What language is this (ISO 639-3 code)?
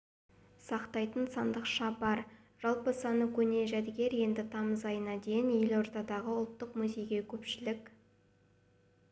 kaz